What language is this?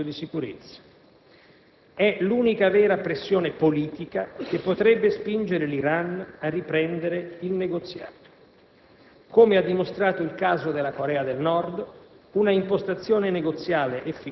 Italian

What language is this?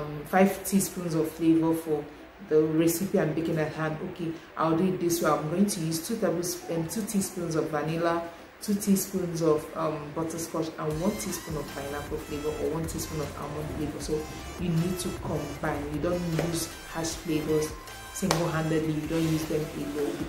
English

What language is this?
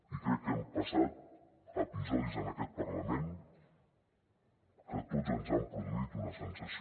Catalan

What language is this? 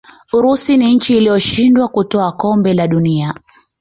Swahili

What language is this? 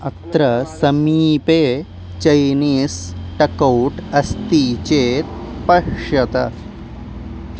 Sanskrit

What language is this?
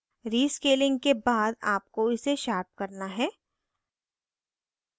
Hindi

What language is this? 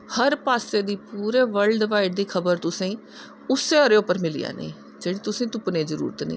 Dogri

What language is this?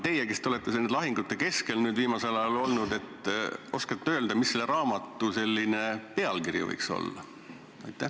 Estonian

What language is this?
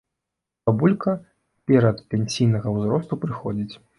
Belarusian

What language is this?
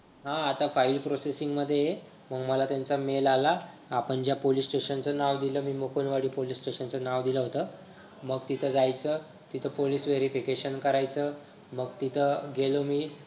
Marathi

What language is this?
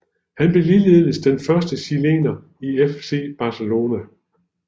Danish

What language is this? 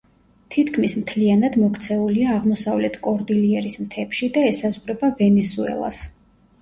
Georgian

